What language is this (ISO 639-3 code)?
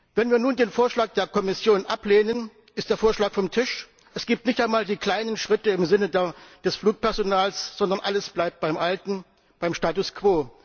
deu